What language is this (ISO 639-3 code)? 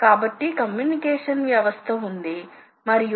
tel